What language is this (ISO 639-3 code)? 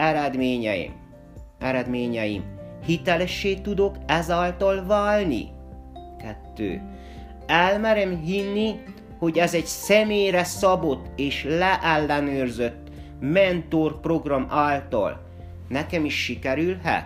hun